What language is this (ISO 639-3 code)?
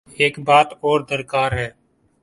urd